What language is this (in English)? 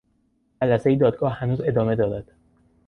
Persian